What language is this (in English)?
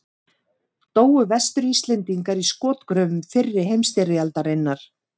Icelandic